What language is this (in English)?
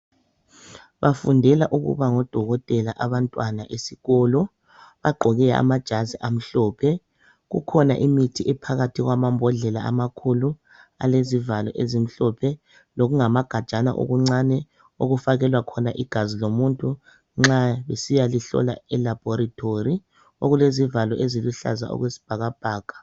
North Ndebele